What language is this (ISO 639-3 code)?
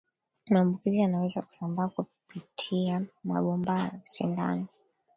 swa